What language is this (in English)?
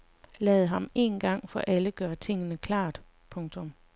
Danish